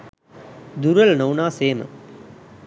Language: Sinhala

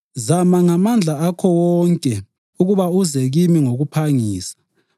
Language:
North Ndebele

